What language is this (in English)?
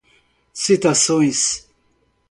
Portuguese